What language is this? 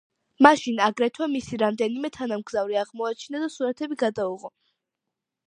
Georgian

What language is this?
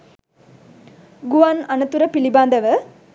Sinhala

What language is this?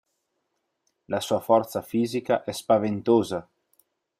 Italian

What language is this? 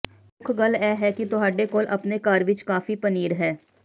Punjabi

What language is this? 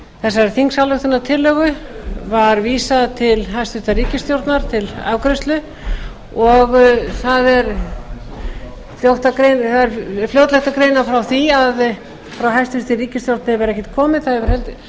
Icelandic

